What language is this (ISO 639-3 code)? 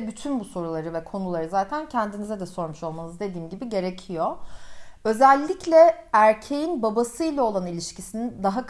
tur